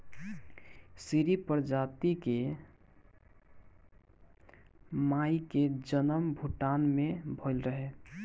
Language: Bhojpuri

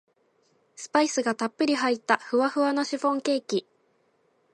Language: Japanese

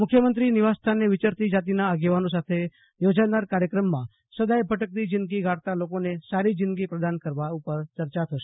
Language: Gujarati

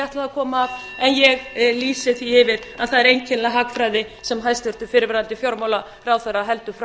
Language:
Icelandic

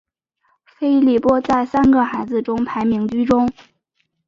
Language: Chinese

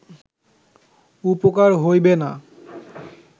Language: Bangla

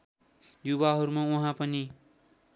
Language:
Nepali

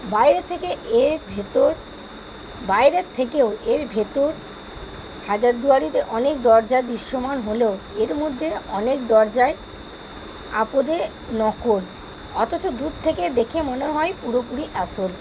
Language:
Bangla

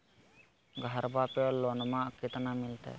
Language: Magahi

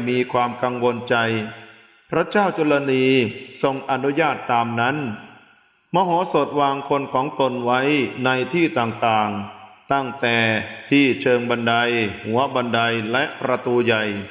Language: Thai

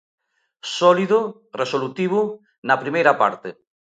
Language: Galician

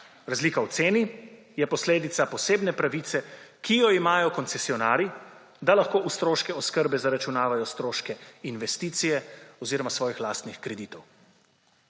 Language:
Slovenian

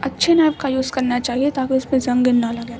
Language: Urdu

